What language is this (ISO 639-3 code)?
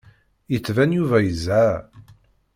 kab